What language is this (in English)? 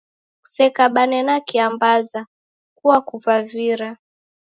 Taita